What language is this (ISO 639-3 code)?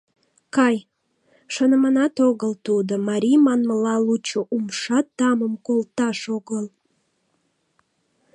chm